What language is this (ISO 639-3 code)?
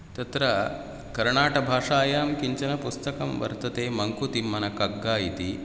san